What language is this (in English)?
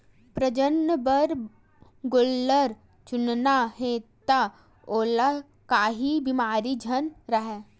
Chhattisgarhi